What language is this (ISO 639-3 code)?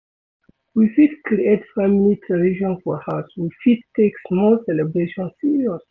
pcm